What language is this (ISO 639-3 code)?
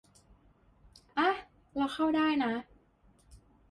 tha